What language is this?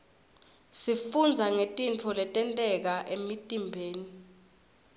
Swati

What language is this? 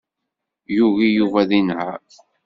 Kabyle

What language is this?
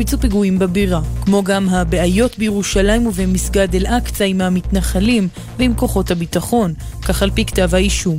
Hebrew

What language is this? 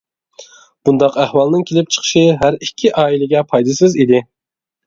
Uyghur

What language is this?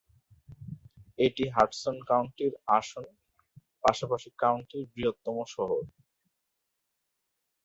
Bangla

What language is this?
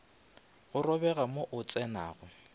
Northern Sotho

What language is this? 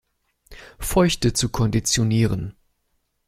German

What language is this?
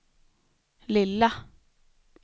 Swedish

